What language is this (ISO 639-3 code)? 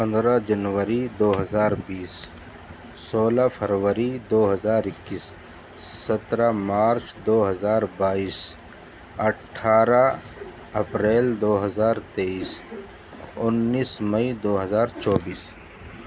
urd